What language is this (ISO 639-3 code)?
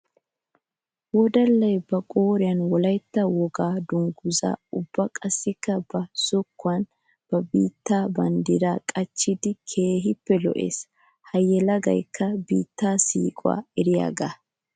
wal